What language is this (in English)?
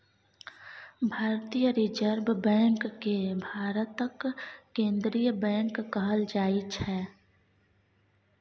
Maithili